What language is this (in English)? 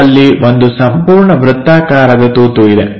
Kannada